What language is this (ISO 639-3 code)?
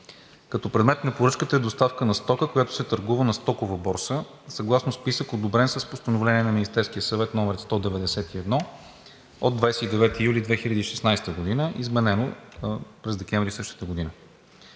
bul